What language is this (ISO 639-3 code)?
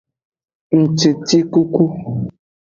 ajg